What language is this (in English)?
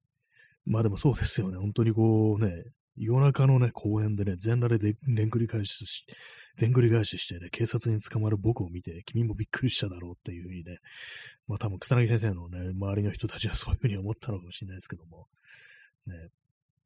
Japanese